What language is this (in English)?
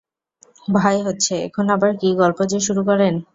Bangla